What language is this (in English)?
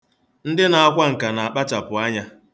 Igbo